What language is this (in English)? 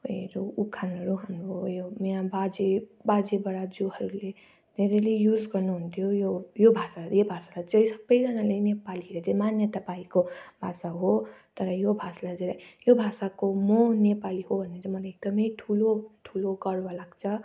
Nepali